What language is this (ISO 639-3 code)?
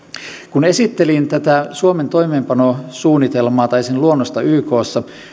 fin